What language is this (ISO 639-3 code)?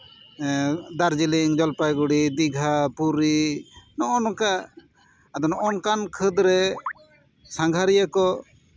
sat